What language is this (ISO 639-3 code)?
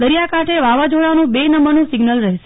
guj